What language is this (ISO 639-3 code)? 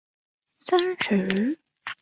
zho